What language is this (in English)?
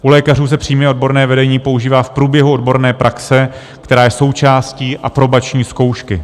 Czech